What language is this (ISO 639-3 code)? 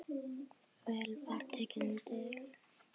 isl